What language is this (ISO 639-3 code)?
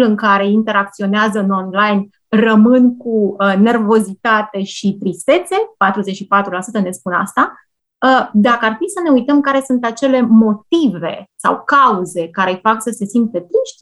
ron